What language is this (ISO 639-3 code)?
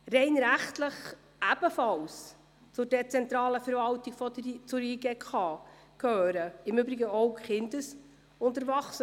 gsw